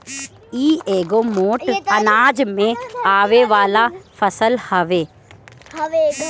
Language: Bhojpuri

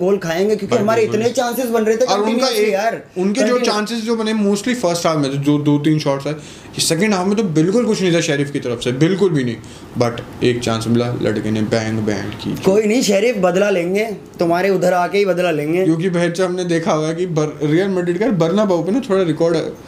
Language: Hindi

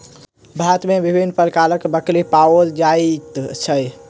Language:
Maithili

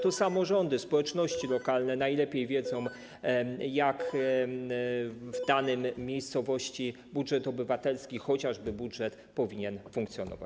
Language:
Polish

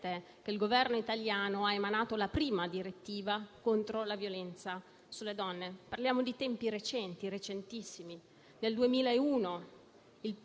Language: Italian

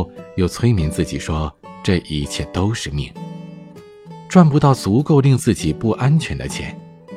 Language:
Chinese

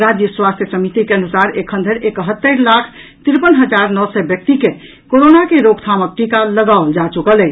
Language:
Maithili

